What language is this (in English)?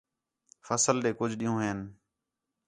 Khetrani